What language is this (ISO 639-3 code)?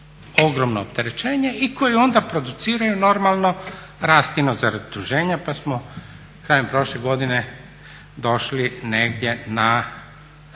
hrv